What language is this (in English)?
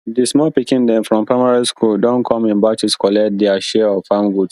Nigerian Pidgin